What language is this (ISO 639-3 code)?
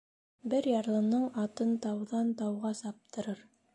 bak